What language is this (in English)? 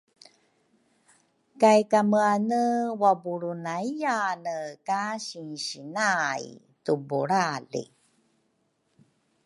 Rukai